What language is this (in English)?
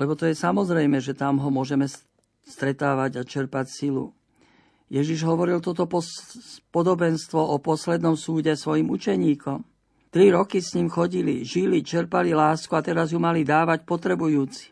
Slovak